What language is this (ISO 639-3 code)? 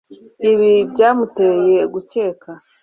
kin